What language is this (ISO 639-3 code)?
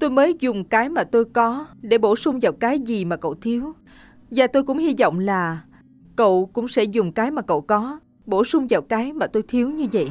vie